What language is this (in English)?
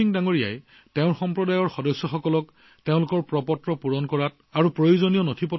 Assamese